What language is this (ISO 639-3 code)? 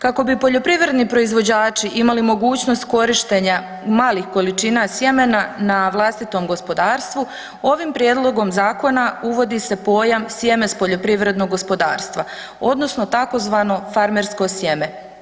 hrv